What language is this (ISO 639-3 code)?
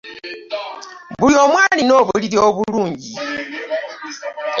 lug